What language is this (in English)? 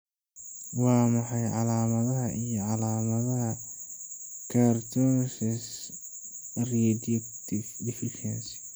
Somali